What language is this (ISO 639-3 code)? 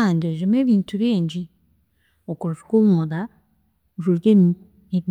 cgg